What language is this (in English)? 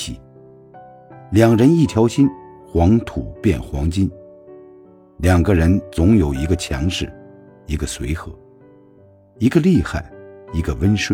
Chinese